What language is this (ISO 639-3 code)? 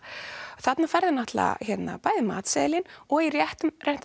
isl